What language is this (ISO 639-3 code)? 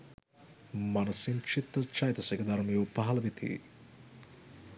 sin